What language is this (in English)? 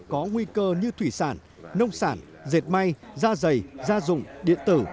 Vietnamese